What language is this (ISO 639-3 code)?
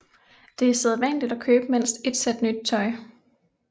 dan